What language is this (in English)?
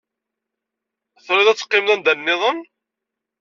Kabyle